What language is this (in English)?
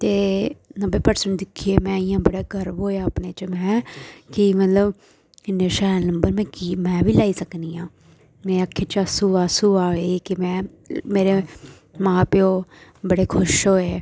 Dogri